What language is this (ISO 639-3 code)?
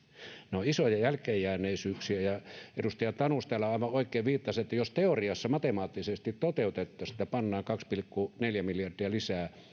fin